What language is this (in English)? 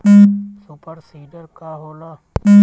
Bhojpuri